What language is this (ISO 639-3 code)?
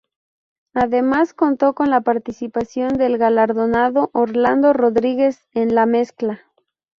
spa